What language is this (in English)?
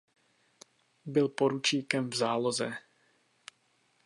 Czech